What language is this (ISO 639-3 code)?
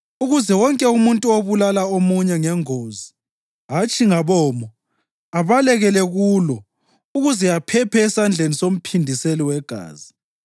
nde